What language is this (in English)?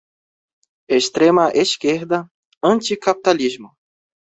Portuguese